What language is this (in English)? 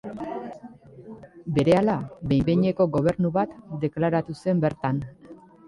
Basque